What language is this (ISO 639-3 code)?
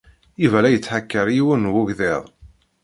kab